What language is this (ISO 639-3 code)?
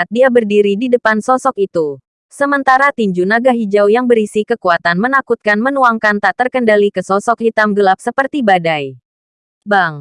ind